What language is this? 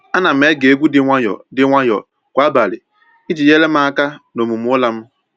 Igbo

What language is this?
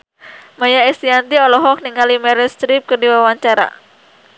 Sundanese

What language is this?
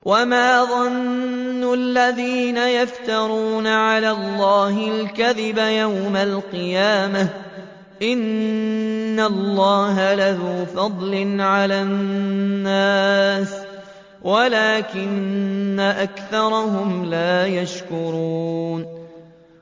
Arabic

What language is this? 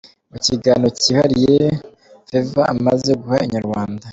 Kinyarwanda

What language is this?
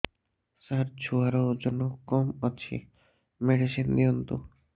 Odia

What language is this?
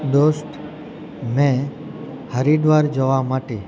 Gujarati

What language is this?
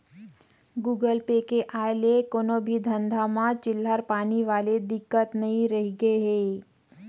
Chhattisgarhi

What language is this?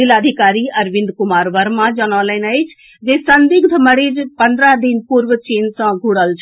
Maithili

